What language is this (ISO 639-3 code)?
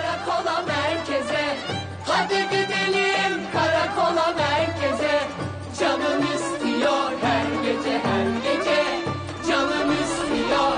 tur